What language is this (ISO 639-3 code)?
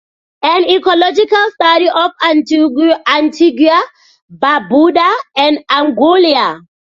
eng